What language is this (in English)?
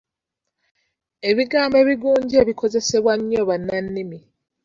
Ganda